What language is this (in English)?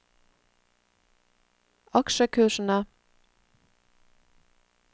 Norwegian